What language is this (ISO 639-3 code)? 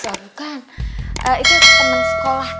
ind